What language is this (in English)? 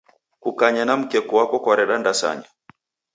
Taita